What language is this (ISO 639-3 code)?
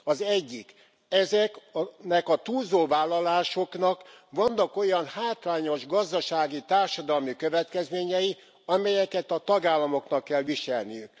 hun